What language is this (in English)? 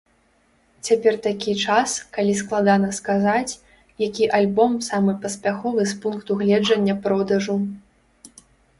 Belarusian